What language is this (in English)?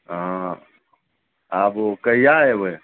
Maithili